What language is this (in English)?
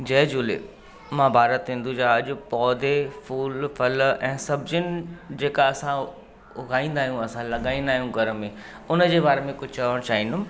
Sindhi